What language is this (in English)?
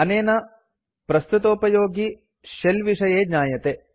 Sanskrit